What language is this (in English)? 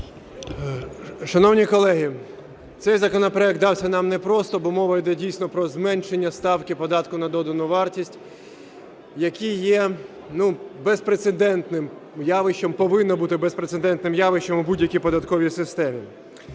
Ukrainian